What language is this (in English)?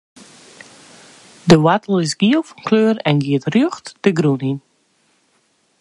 Western Frisian